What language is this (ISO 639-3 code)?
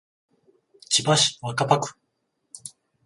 jpn